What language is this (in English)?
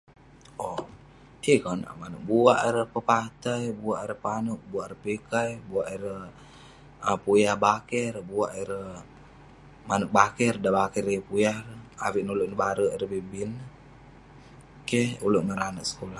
Western Penan